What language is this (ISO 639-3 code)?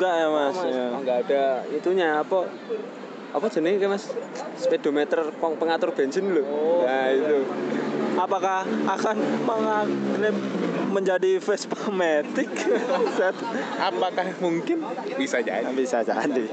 ind